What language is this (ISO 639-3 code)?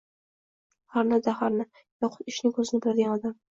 uzb